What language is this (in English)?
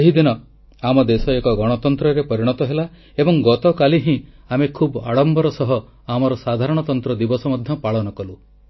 Odia